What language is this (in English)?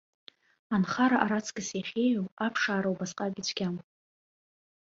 Abkhazian